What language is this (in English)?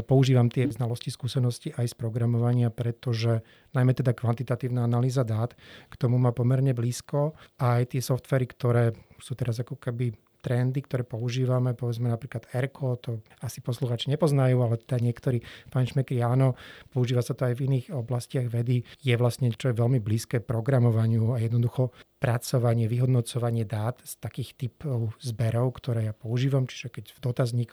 Slovak